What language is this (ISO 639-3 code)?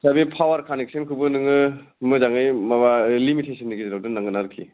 brx